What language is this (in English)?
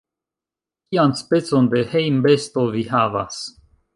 Esperanto